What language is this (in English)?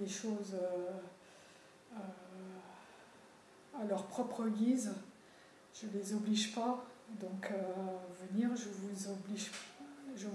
French